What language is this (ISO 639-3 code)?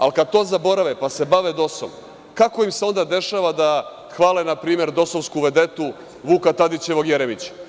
srp